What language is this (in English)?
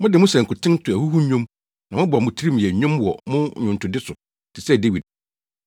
Akan